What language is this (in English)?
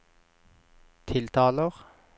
Norwegian